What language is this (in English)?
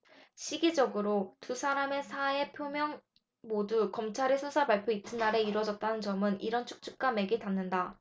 Korean